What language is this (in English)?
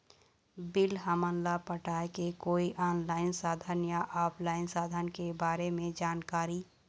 Chhattisgarhi